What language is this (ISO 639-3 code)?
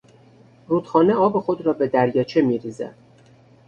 fas